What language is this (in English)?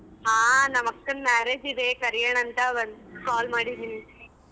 Kannada